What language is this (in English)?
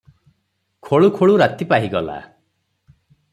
Odia